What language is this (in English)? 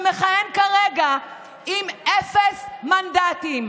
Hebrew